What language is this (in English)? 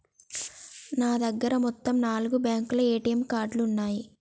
Telugu